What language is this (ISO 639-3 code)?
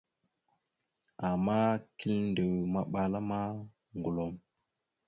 mxu